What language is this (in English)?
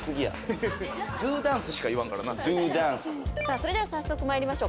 Japanese